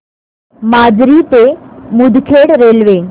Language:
Marathi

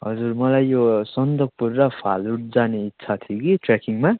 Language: Nepali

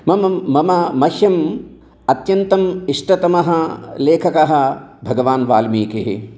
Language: Sanskrit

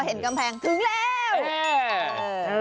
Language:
Thai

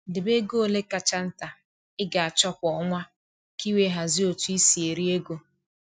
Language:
Igbo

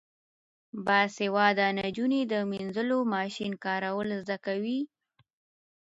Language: Pashto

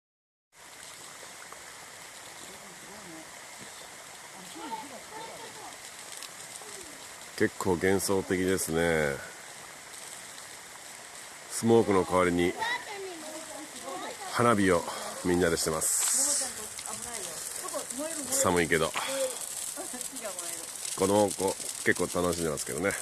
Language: Japanese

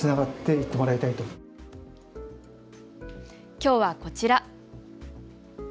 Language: Japanese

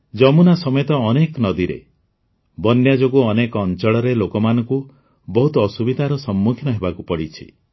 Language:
Odia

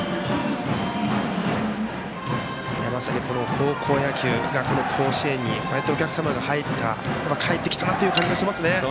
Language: Japanese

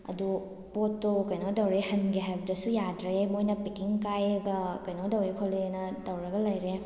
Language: Manipuri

